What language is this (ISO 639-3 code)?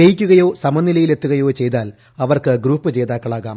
mal